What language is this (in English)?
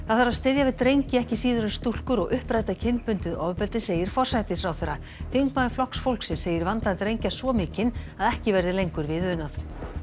Icelandic